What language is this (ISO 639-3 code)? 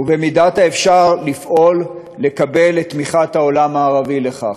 heb